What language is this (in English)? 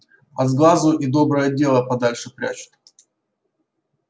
Russian